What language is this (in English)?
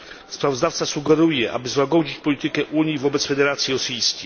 Polish